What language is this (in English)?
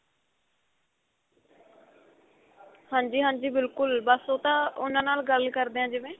Punjabi